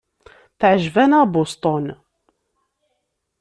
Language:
Kabyle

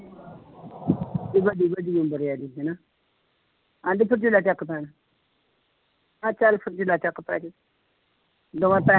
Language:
Punjabi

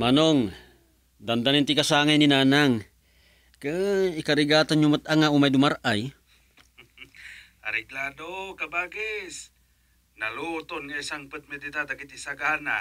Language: Filipino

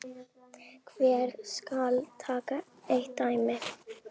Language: Icelandic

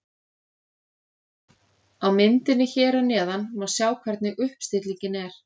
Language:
Icelandic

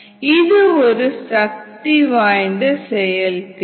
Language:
Tamil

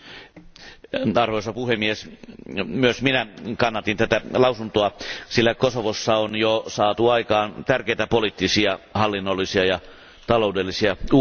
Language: Finnish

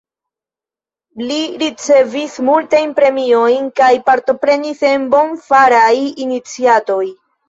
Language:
Esperanto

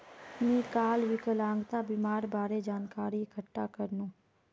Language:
Magahi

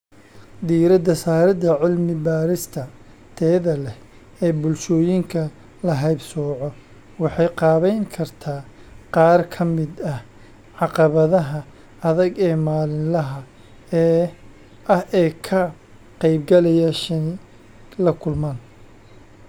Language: Somali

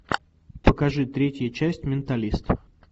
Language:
Russian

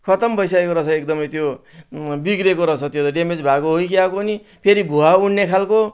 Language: Nepali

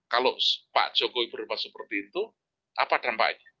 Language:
Indonesian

